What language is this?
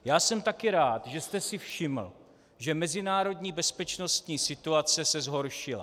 Czech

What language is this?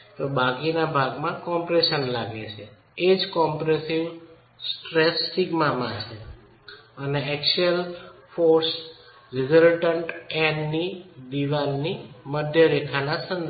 Gujarati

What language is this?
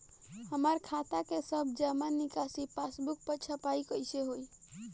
Bhojpuri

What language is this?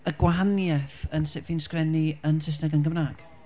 Welsh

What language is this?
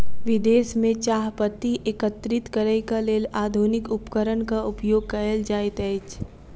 Maithili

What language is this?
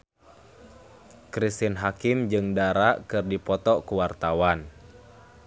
Sundanese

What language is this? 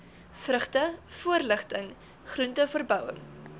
Afrikaans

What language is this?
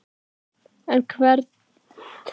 Icelandic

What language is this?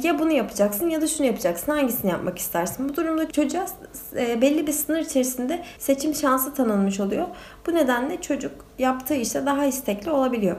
Turkish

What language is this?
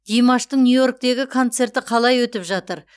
Kazakh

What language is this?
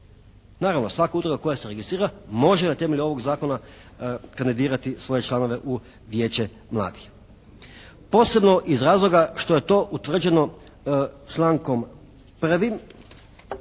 Croatian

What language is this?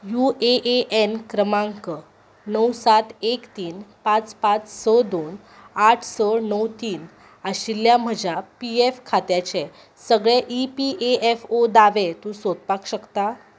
Konkani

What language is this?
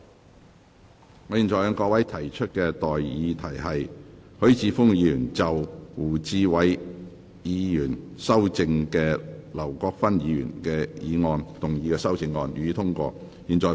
Cantonese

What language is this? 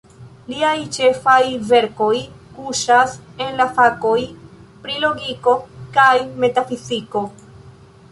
Esperanto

